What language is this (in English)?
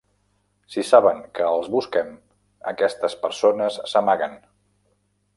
Catalan